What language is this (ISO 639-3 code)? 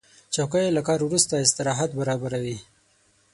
pus